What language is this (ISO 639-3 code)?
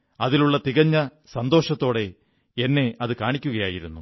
mal